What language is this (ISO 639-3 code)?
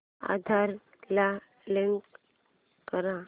mar